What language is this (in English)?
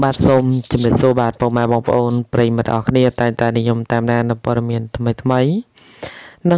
Vietnamese